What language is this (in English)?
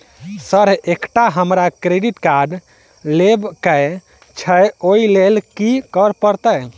Maithili